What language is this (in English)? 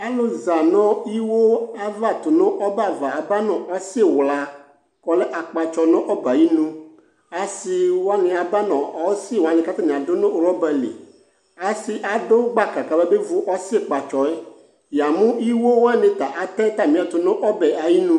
Ikposo